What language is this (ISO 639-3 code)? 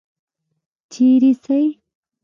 pus